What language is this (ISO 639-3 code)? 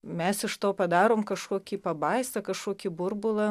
lit